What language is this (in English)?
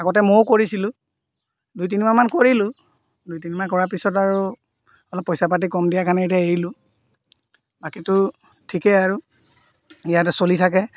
Assamese